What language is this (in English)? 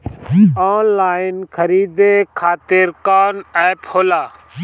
Bhojpuri